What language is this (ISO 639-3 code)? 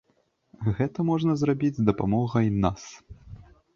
bel